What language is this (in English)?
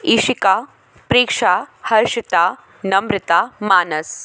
Hindi